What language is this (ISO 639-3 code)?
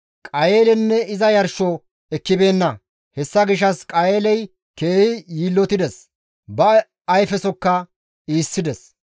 gmv